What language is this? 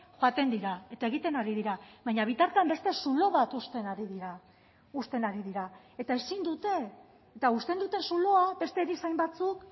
Basque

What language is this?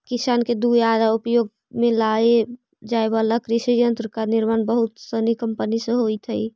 Magahi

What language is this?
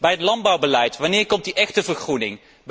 Dutch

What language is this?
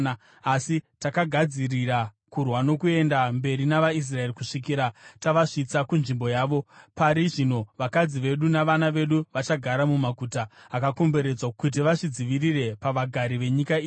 Shona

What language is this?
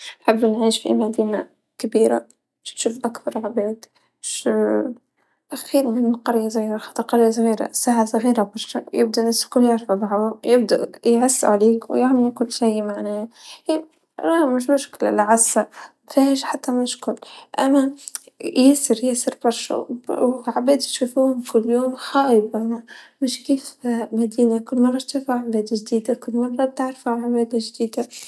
Tunisian Arabic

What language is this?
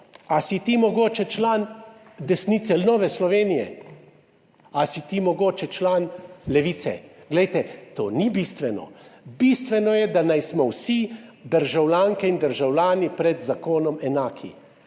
Slovenian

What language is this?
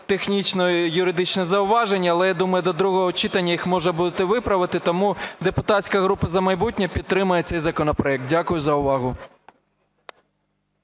Ukrainian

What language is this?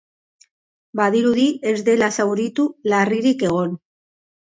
Basque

